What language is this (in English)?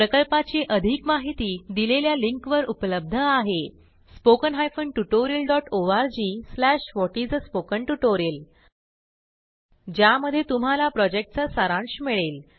Marathi